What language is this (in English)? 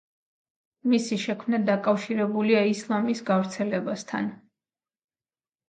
Georgian